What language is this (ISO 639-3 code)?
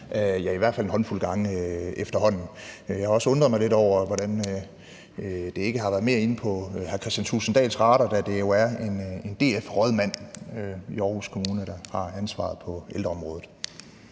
dan